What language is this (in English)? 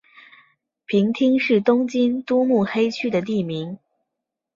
Chinese